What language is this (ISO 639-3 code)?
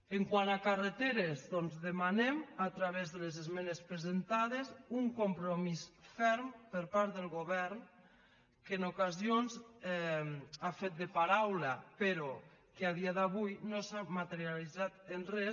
cat